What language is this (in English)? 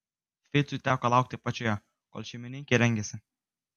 Lithuanian